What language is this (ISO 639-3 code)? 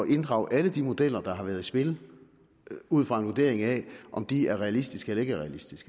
dan